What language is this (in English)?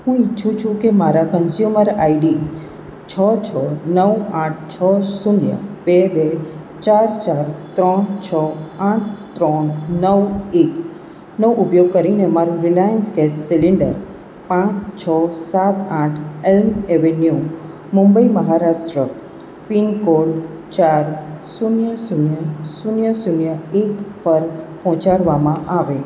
Gujarati